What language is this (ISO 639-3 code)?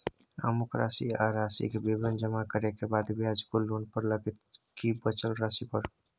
mai